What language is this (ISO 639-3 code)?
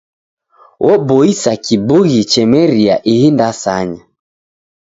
dav